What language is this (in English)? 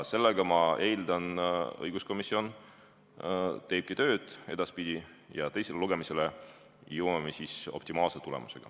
Estonian